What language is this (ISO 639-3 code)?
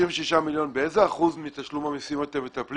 heb